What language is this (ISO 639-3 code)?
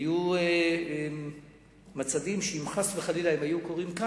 heb